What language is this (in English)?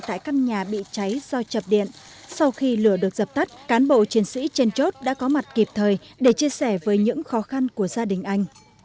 Vietnamese